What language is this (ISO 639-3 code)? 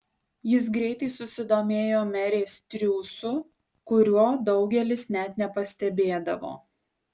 lit